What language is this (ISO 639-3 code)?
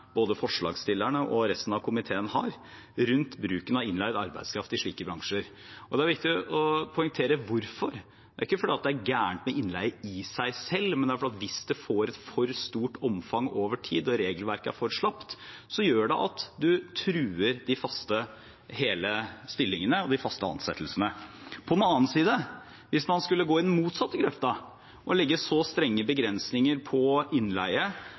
nob